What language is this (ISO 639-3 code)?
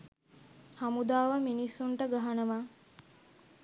sin